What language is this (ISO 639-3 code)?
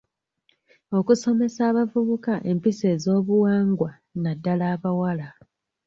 lug